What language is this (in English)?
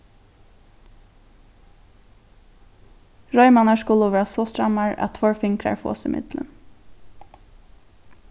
Faroese